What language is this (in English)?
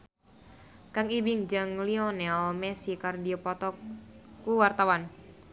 Sundanese